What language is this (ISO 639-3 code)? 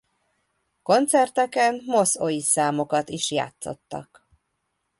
hun